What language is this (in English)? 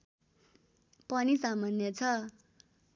Nepali